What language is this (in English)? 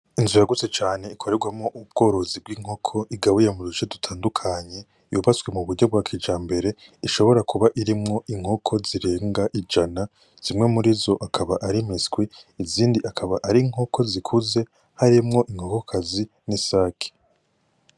Rundi